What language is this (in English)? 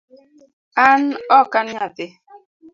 Luo (Kenya and Tanzania)